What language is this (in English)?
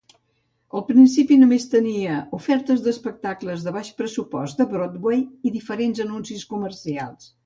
Catalan